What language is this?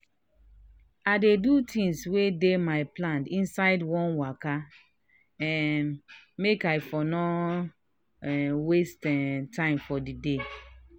Nigerian Pidgin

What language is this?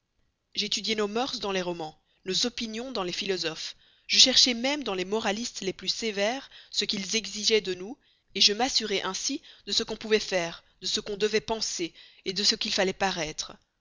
French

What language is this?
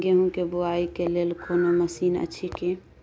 Maithili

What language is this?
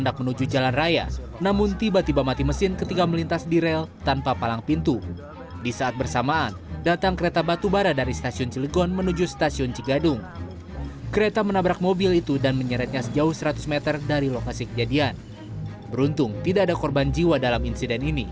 Indonesian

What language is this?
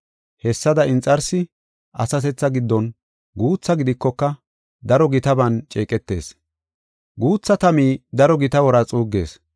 Gofa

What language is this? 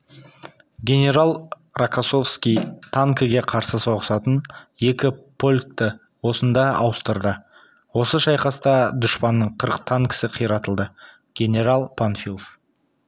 Kazakh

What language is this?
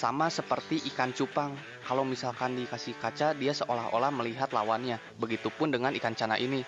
Indonesian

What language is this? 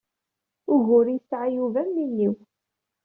Kabyle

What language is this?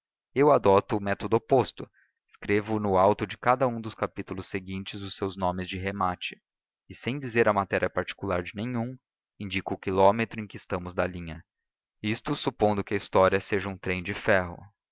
Portuguese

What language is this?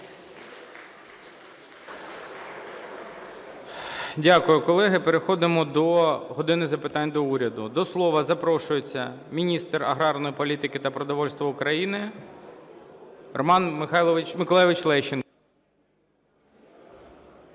Ukrainian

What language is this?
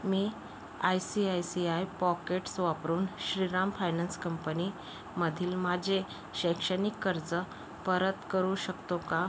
Marathi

